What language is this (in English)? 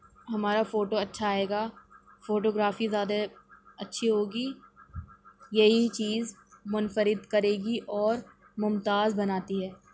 Urdu